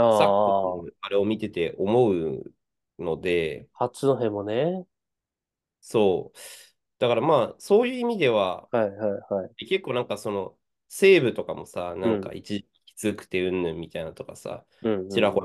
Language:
Japanese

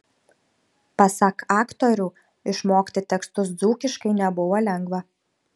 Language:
Lithuanian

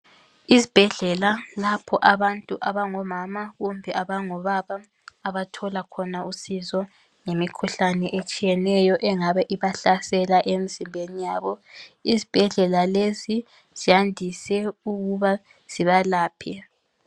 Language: North Ndebele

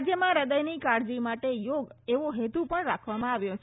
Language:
Gujarati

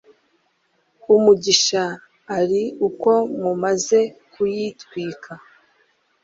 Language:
Kinyarwanda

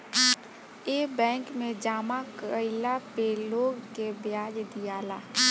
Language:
Bhojpuri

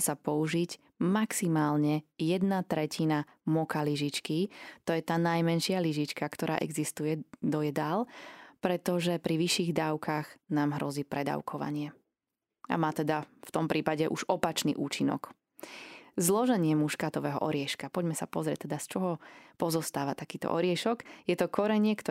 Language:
Slovak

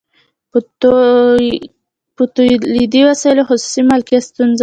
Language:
Pashto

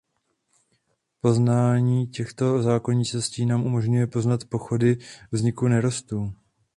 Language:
Czech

